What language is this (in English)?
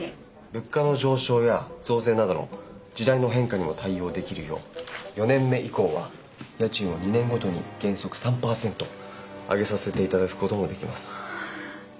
Japanese